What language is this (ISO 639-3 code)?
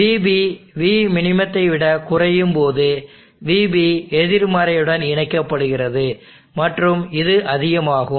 tam